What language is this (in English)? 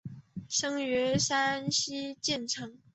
Chinese